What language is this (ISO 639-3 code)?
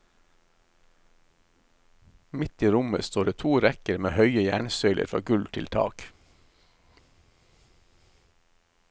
nor